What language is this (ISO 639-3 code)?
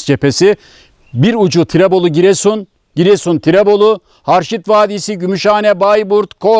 tur